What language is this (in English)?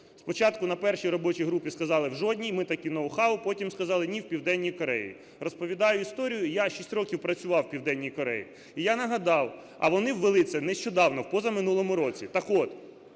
Ukrainian